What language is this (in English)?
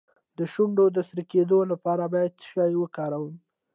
Pashto